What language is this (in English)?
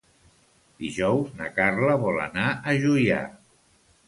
Catalan